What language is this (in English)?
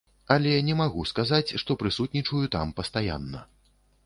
Belarusian